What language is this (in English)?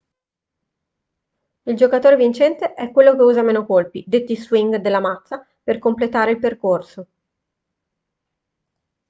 Italian